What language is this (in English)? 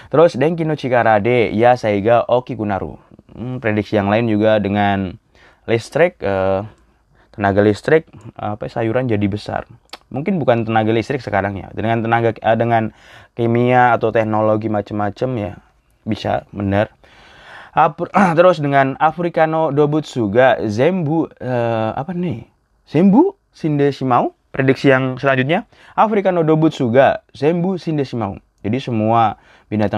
Indonesian